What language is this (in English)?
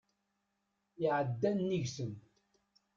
Kabyle